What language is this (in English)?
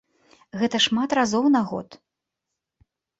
Belarusian